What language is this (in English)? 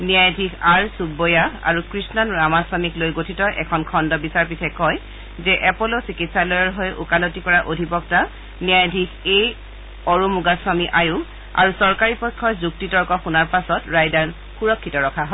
Assamese